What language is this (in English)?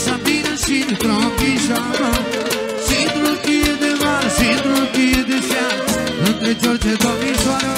Romanian